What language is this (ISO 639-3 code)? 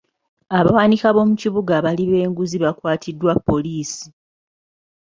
lug